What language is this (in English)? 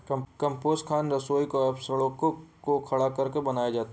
Hindi